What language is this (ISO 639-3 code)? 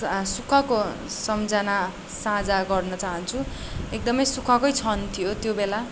nep